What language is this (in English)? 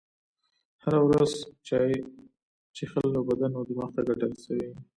Pashto